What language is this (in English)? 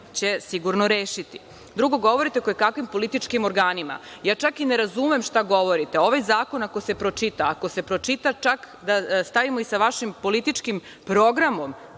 Serbian